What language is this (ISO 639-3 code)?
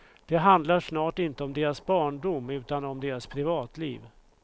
swe